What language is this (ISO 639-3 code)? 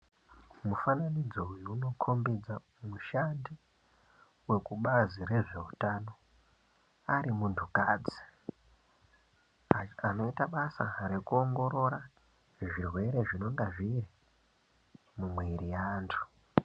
ndc